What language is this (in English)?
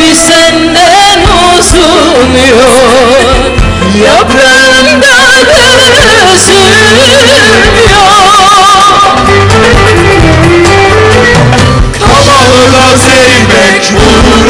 Arabic